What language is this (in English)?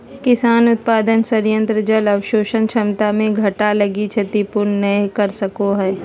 Magahi